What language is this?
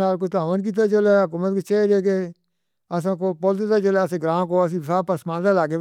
Northern Hindko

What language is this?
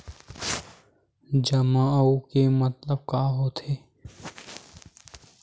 Chhattisgarhi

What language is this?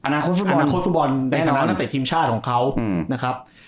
Thai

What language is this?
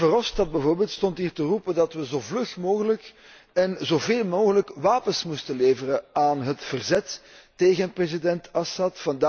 Dutch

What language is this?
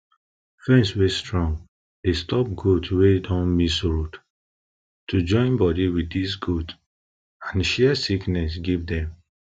Nigerian Pidgin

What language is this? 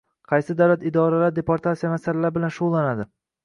Uzbek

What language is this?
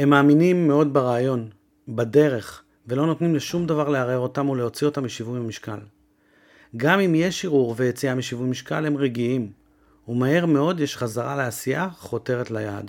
Hebrew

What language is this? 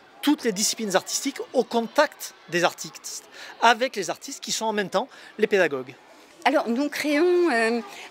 French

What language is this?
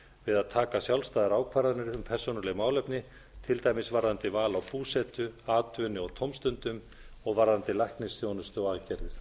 Icelandic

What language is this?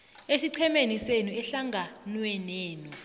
South Ndebele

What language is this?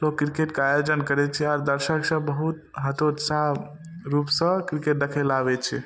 Maithili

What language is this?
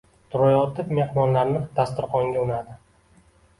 Uzbek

